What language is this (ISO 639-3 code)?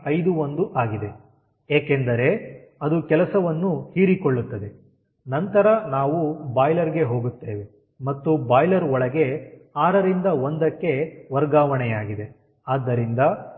kan